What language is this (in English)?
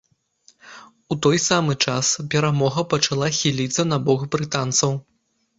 Belarusian